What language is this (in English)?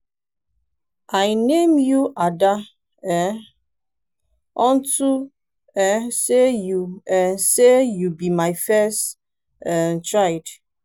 Nigerian Pidgin